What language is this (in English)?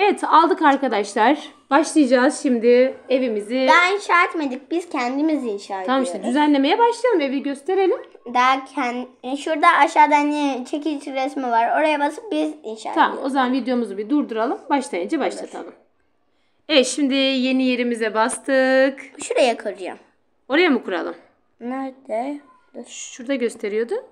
Turkish